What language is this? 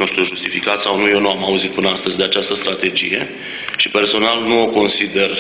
Romanian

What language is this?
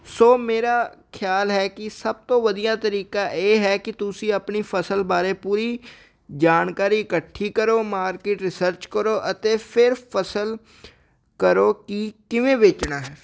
Punjabi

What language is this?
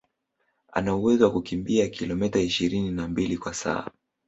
Swahili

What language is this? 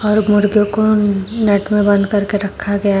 Hindi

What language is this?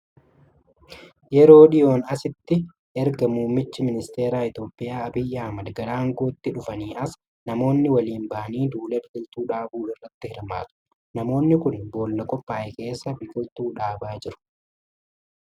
Oromo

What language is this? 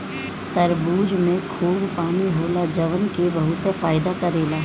Bhojpuri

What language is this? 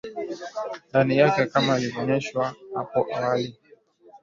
Swahili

